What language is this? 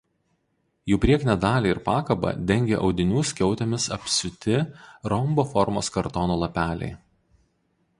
Lithuanian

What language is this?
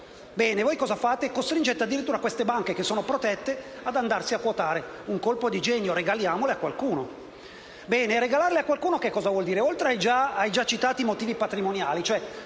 Italian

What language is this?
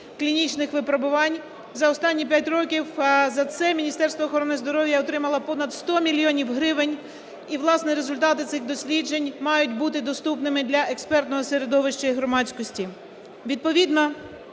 Ukrainian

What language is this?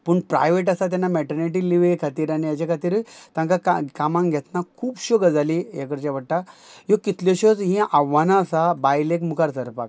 Konkani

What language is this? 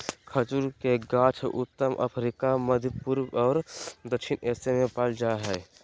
Magahi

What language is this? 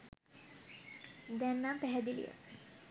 Sinhala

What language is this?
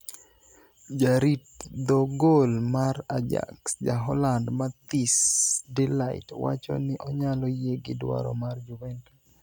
Luo (Kenya and Tanzania)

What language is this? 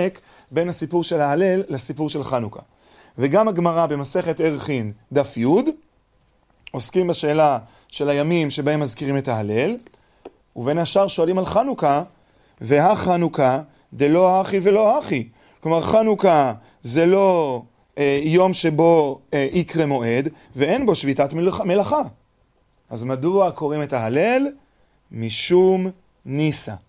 Hebrew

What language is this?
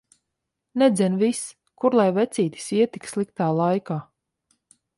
Latvian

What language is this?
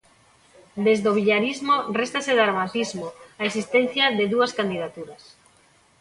Galician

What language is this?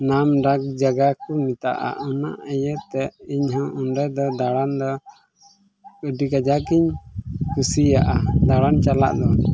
Santali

